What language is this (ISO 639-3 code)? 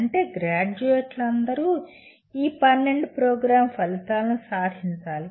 tel